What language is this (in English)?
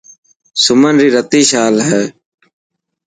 Dhatki